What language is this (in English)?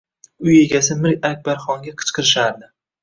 Uzbek